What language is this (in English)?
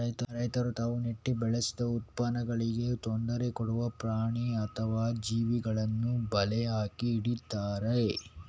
Kannada